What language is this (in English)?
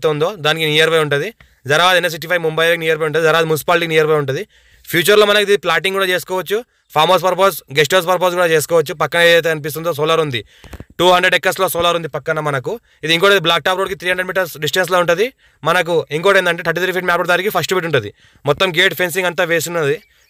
Telugu